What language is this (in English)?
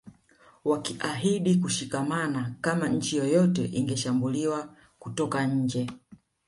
Swahili